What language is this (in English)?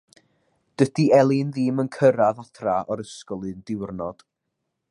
Welsh